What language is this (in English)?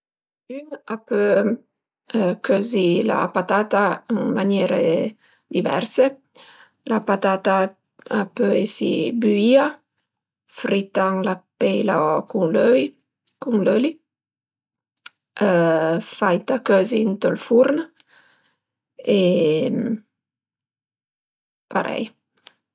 Piedmontese